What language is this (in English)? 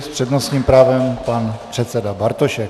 Czech